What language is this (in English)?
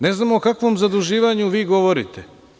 Serbian